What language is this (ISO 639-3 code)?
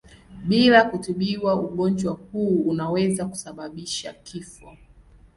swa